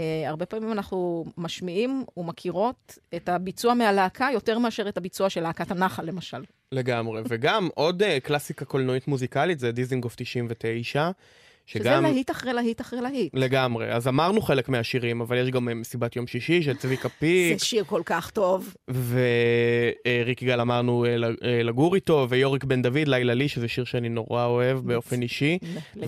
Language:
Hebrew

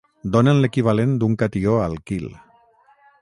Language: Catalan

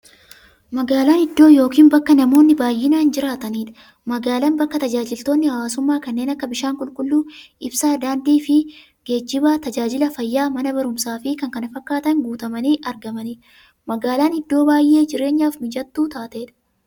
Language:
Oromo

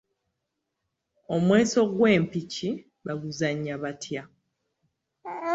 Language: Ganda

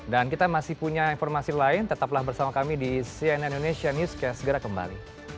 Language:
Indonesian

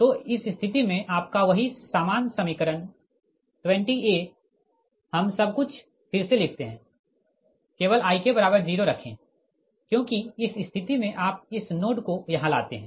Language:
Hindi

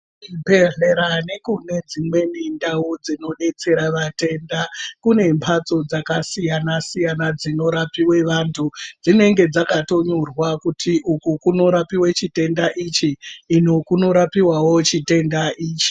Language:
Ndau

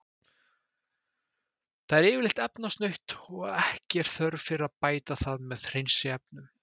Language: Icelandic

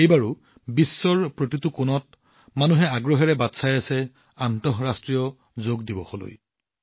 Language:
Assamese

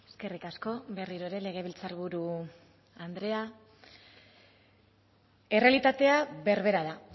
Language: Basque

